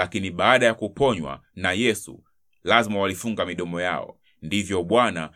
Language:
Swahili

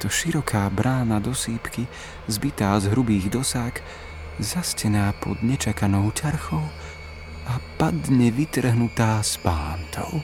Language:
Slovak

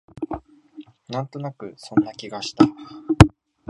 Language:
Japanese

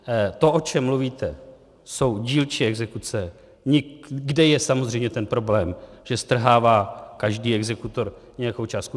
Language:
Czech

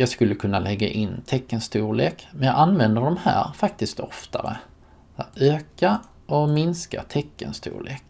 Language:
Swedish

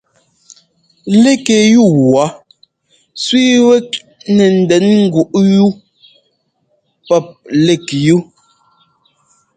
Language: Ngomba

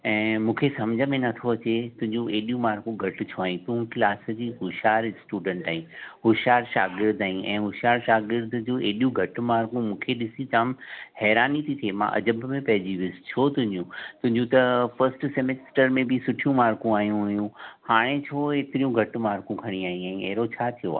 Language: Sindhi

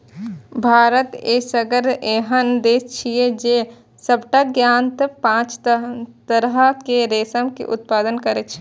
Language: Maithili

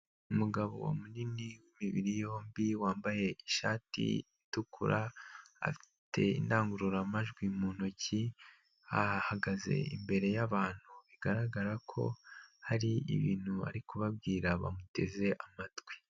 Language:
Kinyarwanda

